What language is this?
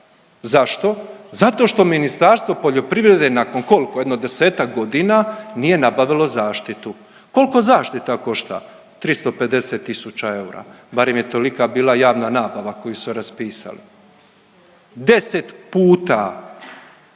Croatian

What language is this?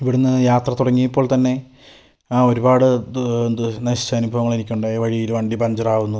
Malayalam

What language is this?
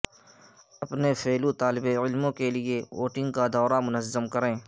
Urdu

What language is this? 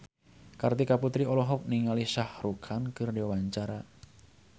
Sundanese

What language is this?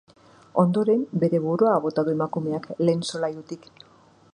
Basque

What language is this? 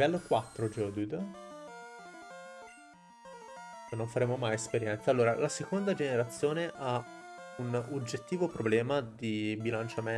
Italian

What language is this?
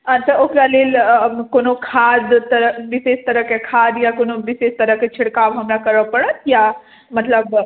Maithili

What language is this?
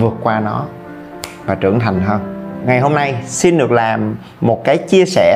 Vietnamese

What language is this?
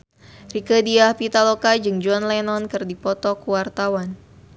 Sundanese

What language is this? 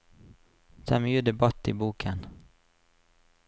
Norwegian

